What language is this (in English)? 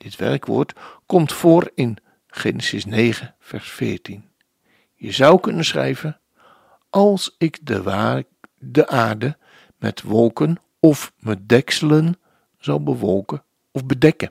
Dutch